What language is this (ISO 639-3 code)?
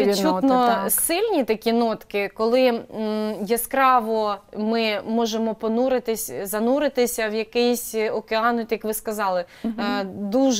ukr